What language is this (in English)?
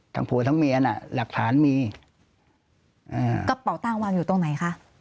Thai